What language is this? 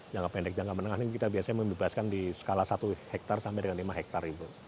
Indonesian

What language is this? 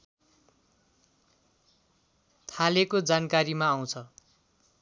Nepali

